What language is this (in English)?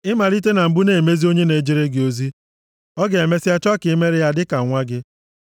Igbo